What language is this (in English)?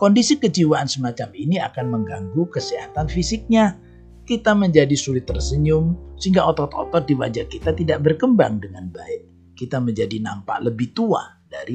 Indonesian